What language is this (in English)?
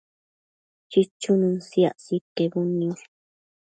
Matsés